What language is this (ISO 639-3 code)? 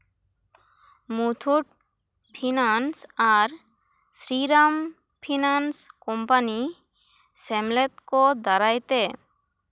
sat